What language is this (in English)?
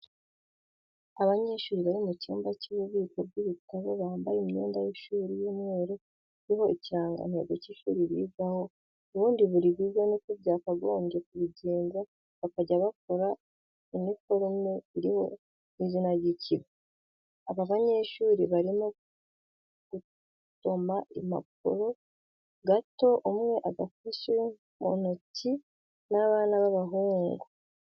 Kinyarwanda